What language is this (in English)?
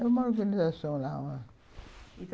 Portuguese